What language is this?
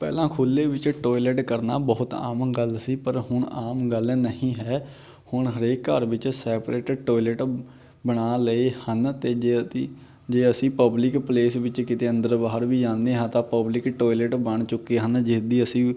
Punjabi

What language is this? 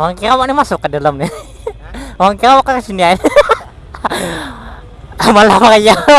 Indonesian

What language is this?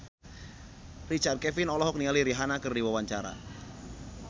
Sundanese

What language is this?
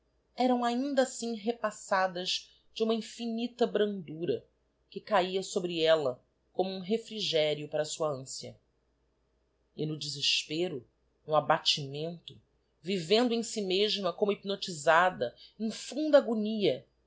Portuguese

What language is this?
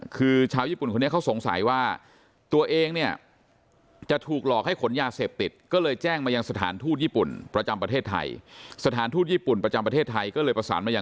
Thai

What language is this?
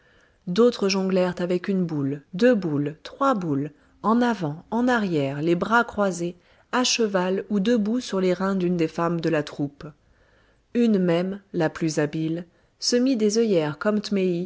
French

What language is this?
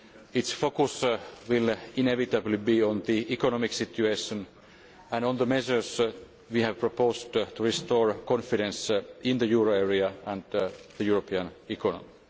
English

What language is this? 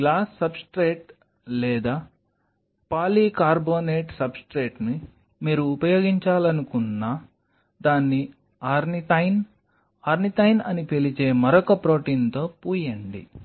Telugu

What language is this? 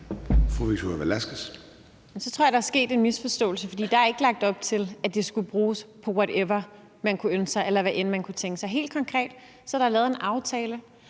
Danish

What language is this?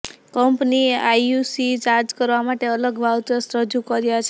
Gujarati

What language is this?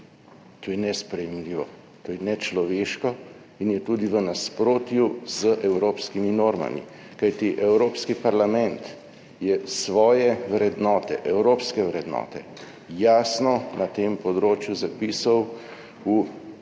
Slovenian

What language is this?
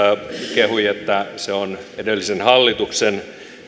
Finnish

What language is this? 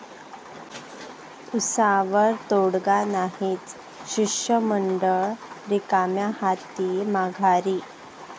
Marathi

